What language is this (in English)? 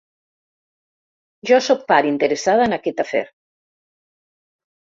Catalan